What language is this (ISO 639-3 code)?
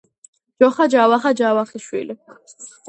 kat